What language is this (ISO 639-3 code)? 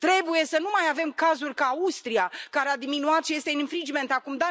ron